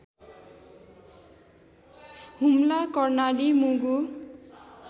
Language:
Nepali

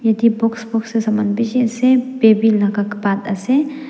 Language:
Naga Pidgin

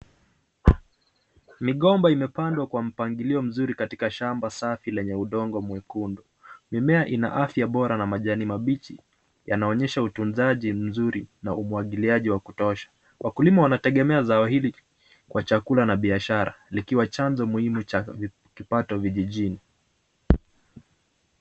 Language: Swahili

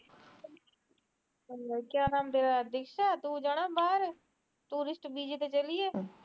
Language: Punjabi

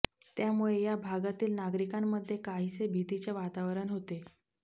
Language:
Marathi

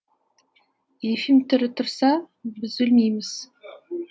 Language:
Kazakh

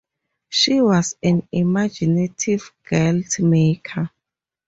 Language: English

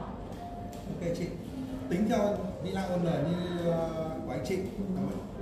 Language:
Vietnamese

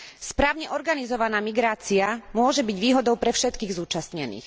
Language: Slovak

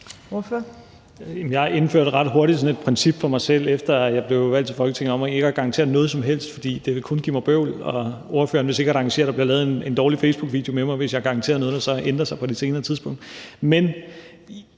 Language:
Danish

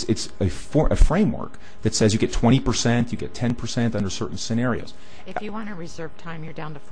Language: English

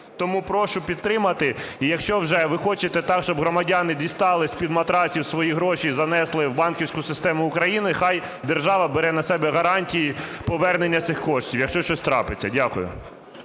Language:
Ukrainian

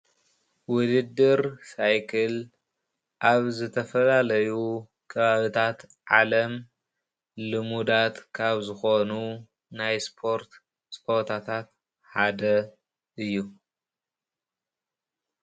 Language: Tigrinya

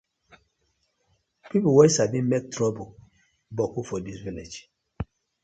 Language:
Nigerian Pidgin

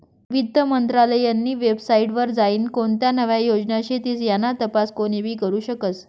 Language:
Marathi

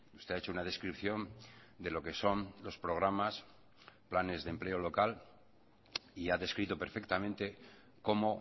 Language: Spanish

